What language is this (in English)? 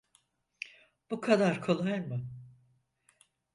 Turkish